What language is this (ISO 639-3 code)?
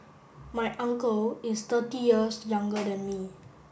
eng